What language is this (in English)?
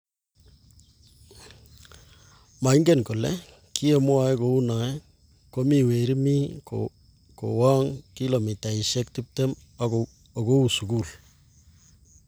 Kalenjin